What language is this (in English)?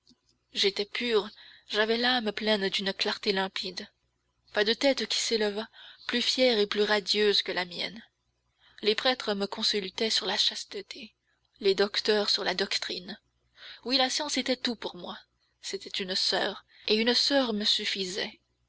French